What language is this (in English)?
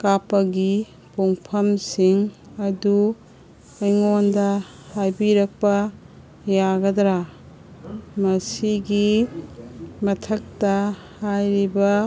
Manipuri